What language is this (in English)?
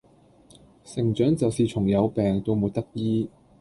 Cantonese